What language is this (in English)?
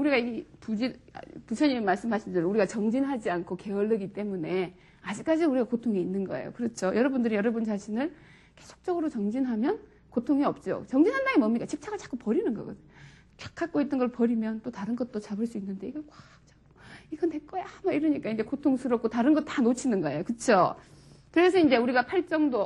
Korean